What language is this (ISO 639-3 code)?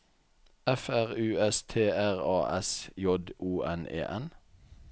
nor